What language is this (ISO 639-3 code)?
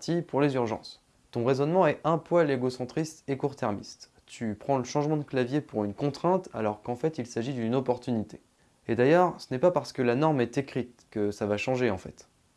fra